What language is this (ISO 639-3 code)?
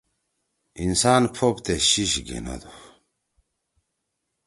trw